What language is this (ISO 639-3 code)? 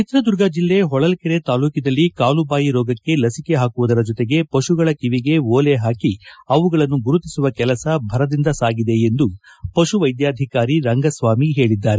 kan